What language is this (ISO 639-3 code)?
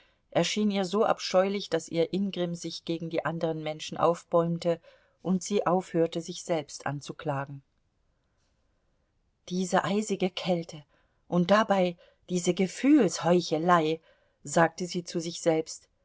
deu